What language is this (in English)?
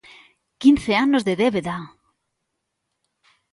Galician